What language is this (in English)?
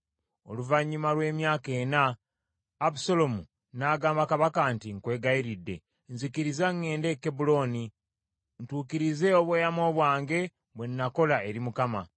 Ganda